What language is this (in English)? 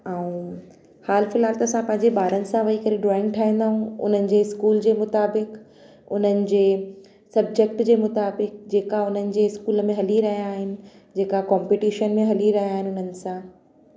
Sindhi